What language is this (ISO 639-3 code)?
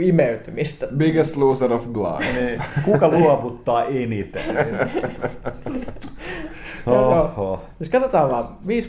fin